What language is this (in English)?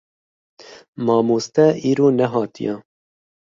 Kurdish